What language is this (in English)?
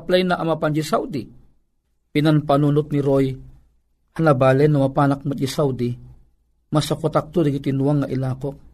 Filipino